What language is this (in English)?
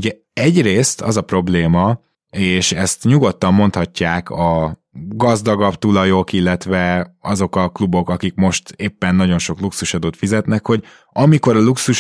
Hungarian